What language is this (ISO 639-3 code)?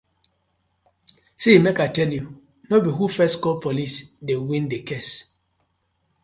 pcm